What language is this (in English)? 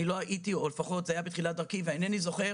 Hebrew